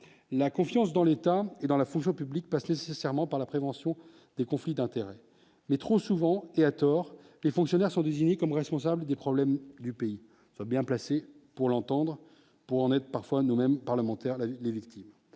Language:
French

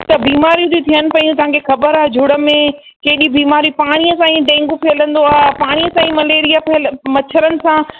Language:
Sindhi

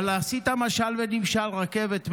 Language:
Hebrew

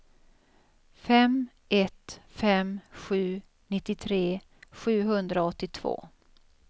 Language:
Swedish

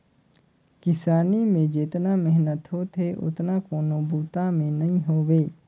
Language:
Chhattisgarhi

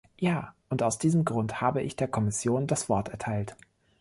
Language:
German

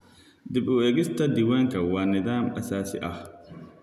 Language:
Somali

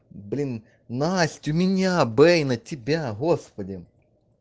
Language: Russian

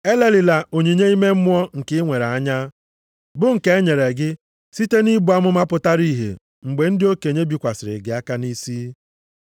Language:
Igbo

